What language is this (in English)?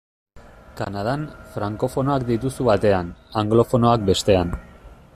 Basque